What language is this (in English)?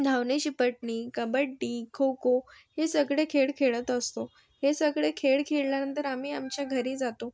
Marathi